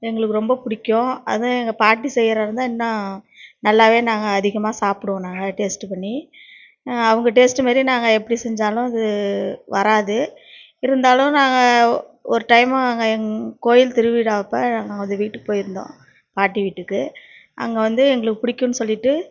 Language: Tamil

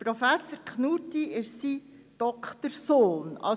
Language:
Swiss German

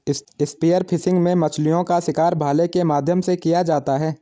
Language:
Hindi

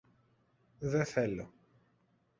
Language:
Greek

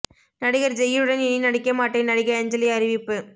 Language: Tamil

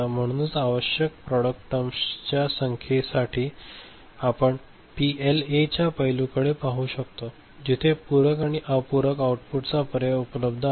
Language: Marathi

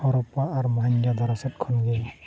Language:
Santali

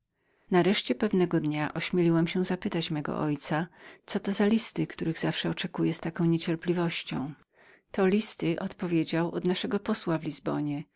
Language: Polish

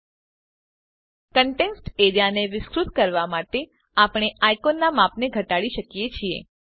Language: Gujarati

